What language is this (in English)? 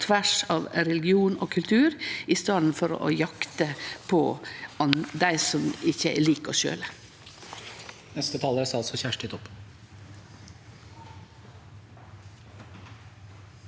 Norwegian